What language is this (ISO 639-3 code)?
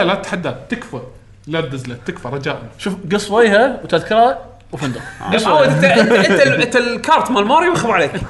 ara